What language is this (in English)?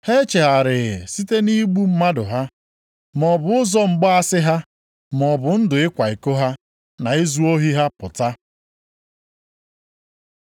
Igbo